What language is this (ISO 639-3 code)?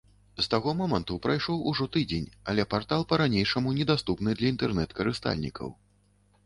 bel